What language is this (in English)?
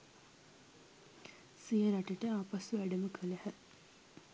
Sinhala